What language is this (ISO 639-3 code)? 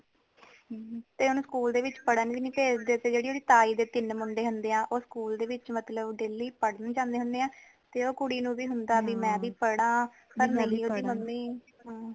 pan